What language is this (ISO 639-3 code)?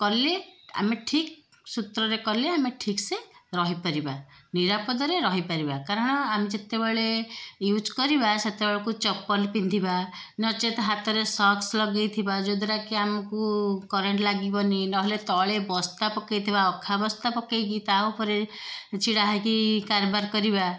ori